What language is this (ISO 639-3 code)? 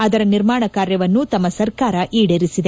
kan